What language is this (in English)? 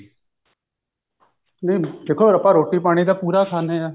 Punjabi